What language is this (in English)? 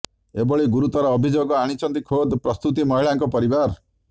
Odia